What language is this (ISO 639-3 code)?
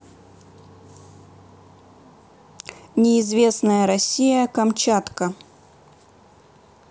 rus